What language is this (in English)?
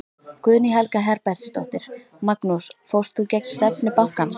Icelandic